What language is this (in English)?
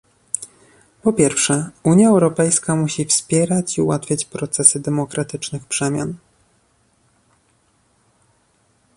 Polish